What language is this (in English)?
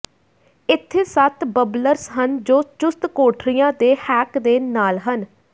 Punjabi